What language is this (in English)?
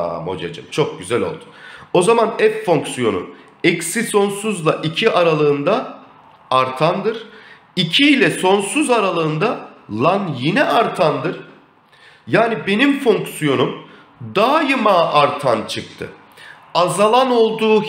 Turkish